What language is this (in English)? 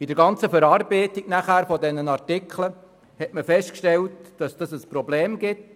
Swiss German